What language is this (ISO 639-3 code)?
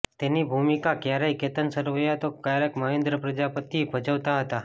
guj